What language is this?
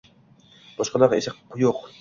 Uzbek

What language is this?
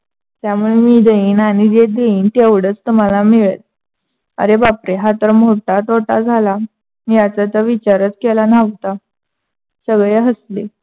Marathi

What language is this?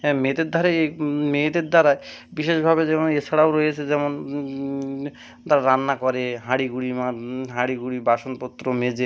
Bangla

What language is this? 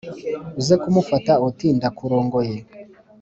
Kinyarwanda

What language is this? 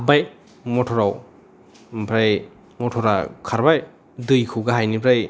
Bodo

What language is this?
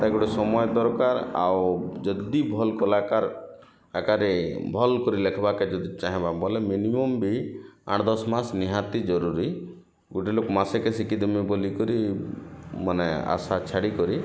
Odia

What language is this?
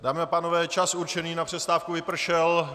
Czech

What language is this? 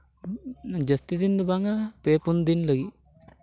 Santali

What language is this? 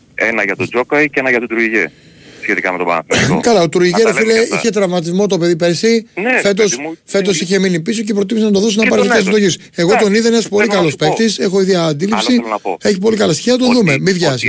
Greek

